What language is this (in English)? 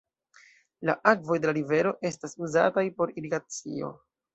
Esperanto